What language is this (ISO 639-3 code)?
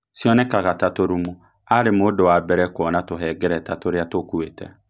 kik